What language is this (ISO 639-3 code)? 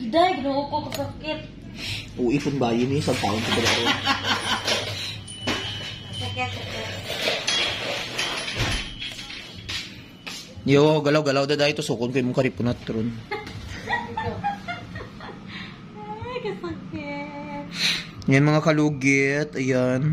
fil